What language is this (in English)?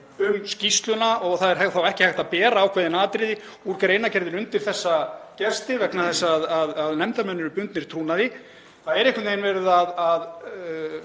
Icelandic